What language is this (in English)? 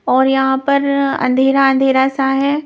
Hindi